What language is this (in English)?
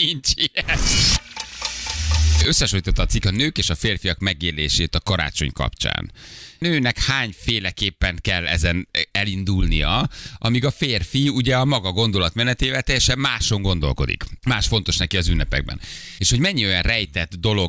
Hungarian